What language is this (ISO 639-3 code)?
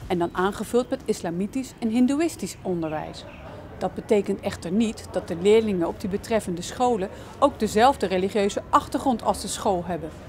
nld